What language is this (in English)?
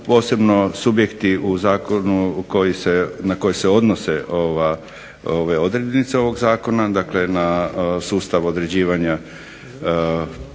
Croatian